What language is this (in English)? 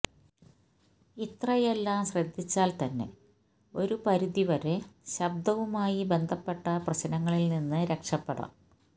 Malayalam